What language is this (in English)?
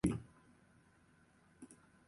Chinese